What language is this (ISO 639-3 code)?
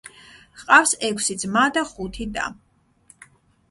kat